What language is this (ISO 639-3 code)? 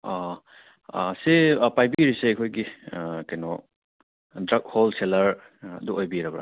mni